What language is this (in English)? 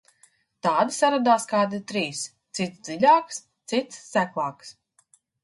Latvian